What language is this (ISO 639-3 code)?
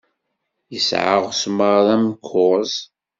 kab